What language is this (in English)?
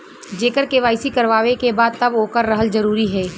Bhojpuri